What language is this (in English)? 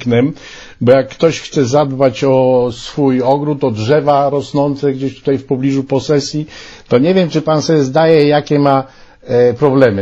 Polish